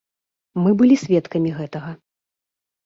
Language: Belarusian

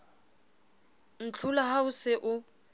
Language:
Southern Sotho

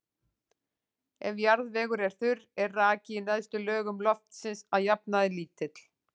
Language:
Icelandic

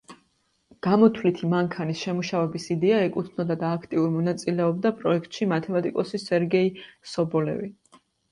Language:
Georgian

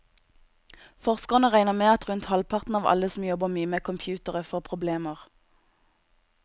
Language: Norwegian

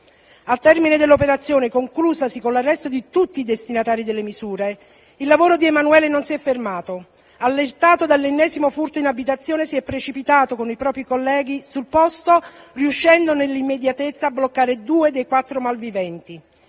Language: Italian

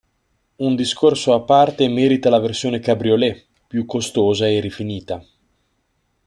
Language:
Italian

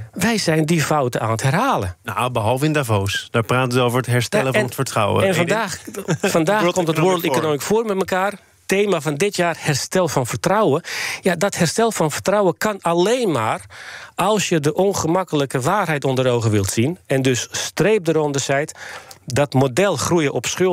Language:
Dutch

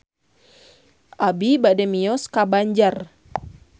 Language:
Sundanese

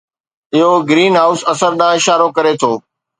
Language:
Sindhi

